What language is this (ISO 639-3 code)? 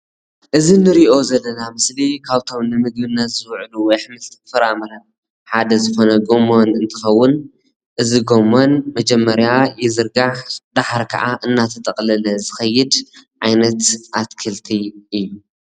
tir